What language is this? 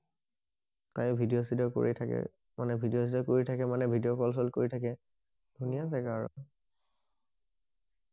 Assamese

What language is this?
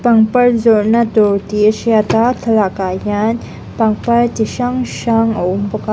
Mizo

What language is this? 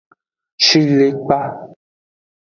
Aja (Benin)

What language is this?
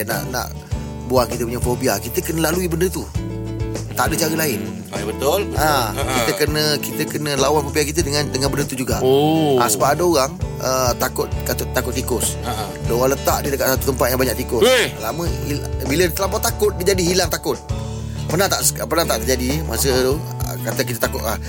Malay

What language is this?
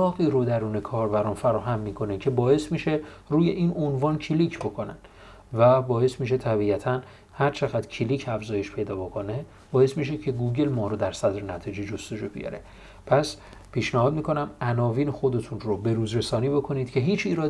Persian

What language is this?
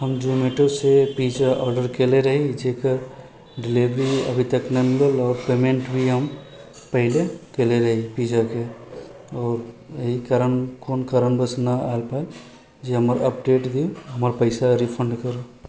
Maithili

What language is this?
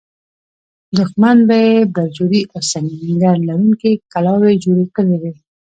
Pashto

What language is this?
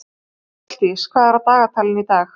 Icelandic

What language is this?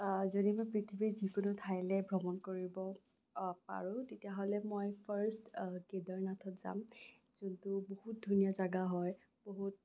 Assamese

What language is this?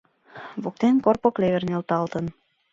Mari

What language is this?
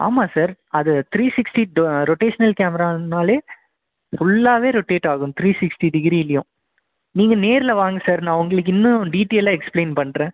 Tamil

